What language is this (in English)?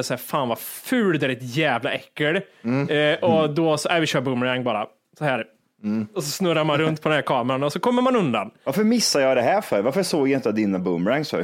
Swedish